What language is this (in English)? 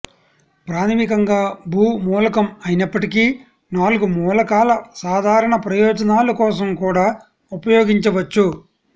Telugu